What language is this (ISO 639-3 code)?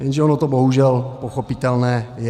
ces